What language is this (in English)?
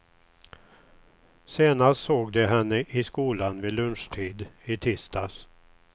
Swedish